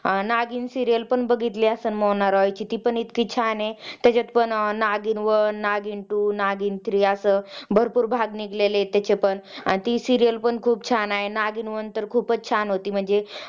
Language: Marathi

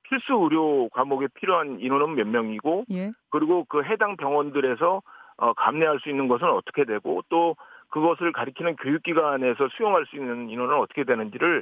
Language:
Korean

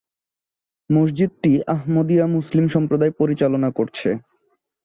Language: Bangla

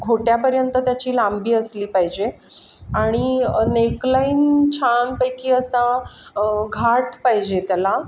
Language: Marathi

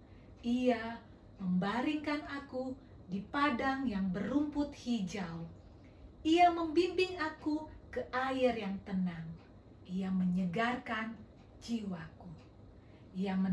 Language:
Indonesian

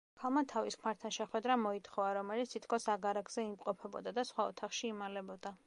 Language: Georgian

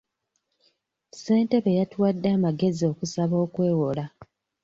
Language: Ganda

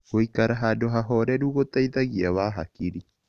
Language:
Kikuyu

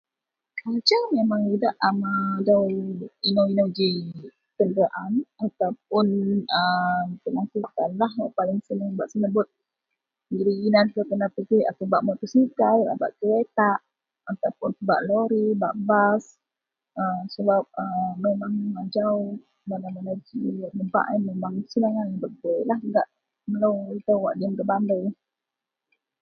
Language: Central Melanau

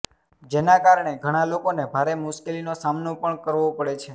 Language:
Gujarati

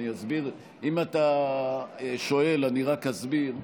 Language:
Hebrew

